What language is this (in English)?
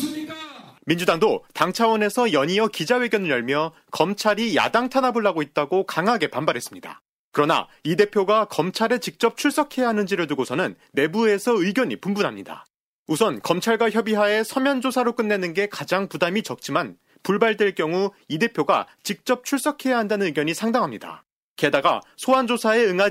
Korean